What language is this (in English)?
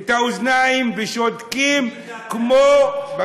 Hebrew